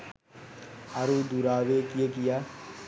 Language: Sinhala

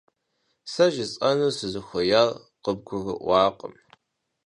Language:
Kabardian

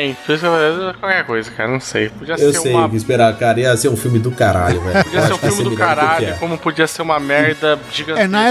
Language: Portuguese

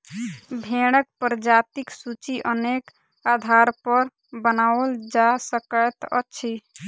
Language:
Maithili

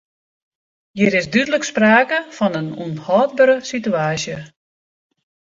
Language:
Western Frisian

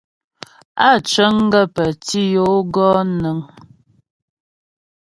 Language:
Ghomala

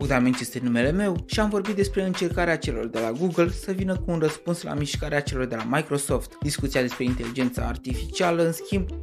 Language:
Romanian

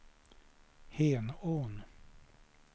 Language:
Swedish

